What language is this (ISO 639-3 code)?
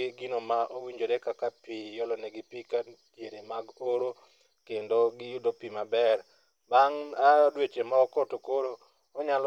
luo